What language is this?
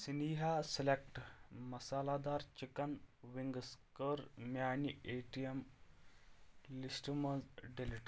Kashmiri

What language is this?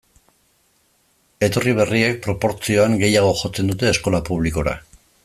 Basque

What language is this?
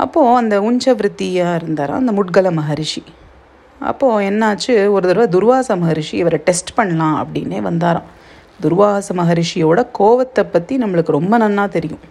Tamil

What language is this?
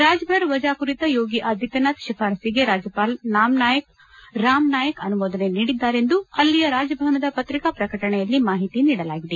Kannada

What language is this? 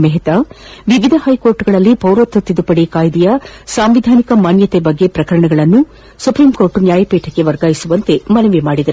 Kannada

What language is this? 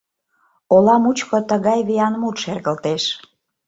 Mari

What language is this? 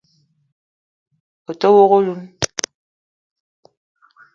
Eton (Cameroon)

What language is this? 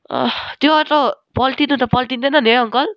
Nepali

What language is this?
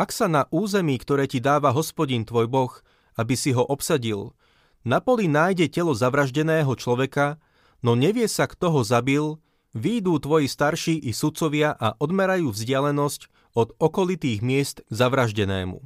Slovak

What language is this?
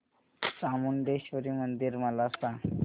Marathi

